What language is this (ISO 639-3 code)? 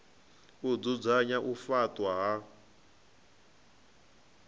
ven